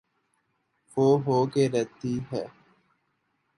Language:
Urdu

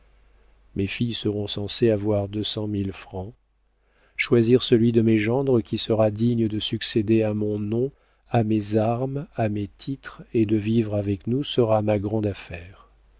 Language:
French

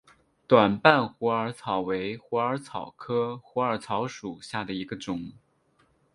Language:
Chinese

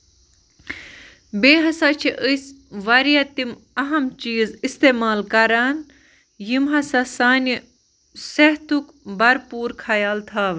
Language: Kashmiri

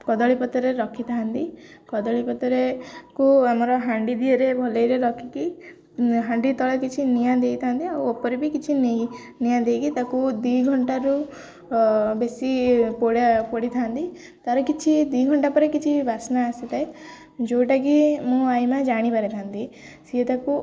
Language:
Odia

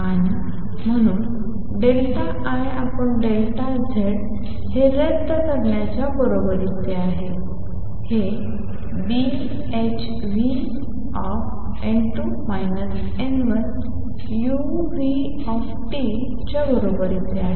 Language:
Marathi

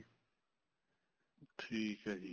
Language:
Punjabi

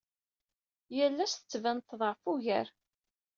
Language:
Kabyle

